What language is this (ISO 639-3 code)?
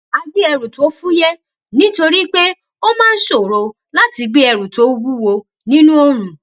yor